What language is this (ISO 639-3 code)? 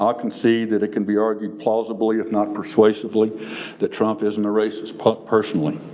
eng